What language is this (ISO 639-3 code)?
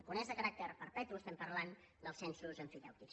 cat